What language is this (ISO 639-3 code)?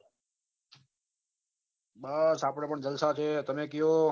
guj